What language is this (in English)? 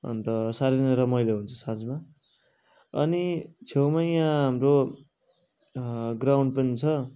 Nepali